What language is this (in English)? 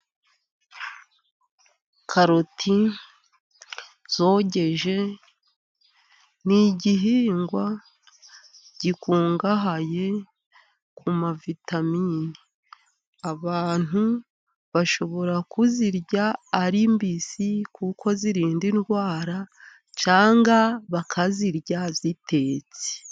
Kinyarwanda